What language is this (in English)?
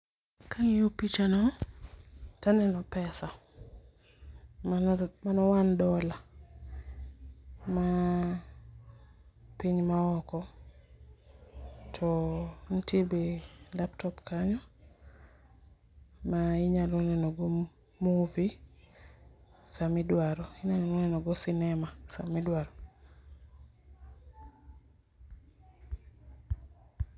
Luo (Kenya and Tanzania)